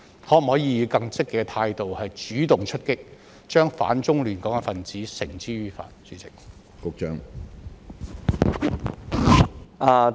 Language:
Cantonese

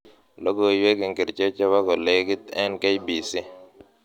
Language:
Kalenjin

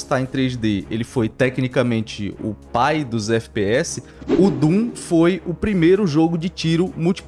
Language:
Portuguese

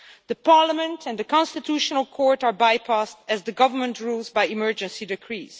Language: English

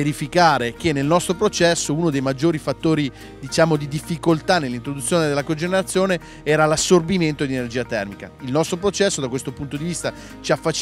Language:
Italian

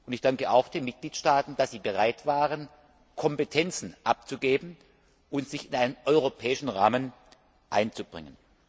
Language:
German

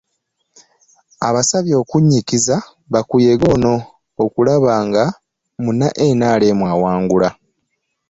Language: Ganda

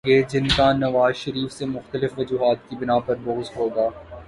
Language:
Urdu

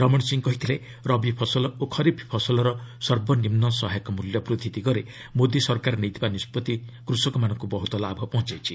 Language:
Odia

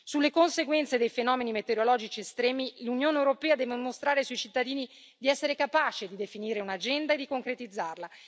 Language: Italian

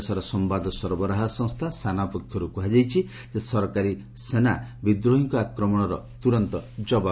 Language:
Odia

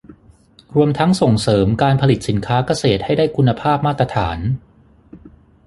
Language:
Thai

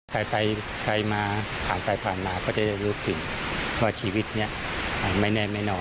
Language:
Thai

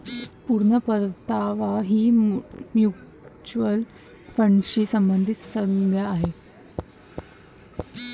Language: Marathi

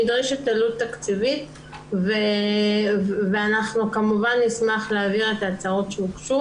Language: Hebrew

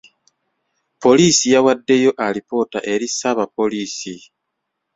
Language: Ganda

